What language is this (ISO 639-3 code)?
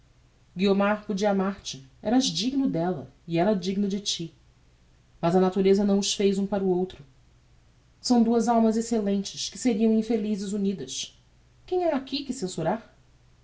por